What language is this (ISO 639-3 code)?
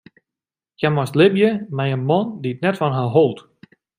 fry